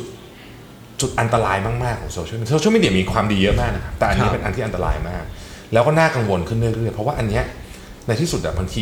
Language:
Thai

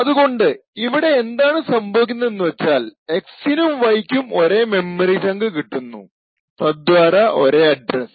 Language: Malayalam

